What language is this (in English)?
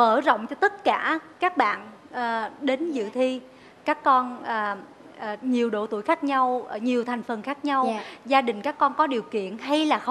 Vietnamese